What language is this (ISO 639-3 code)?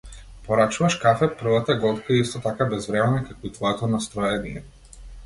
mkd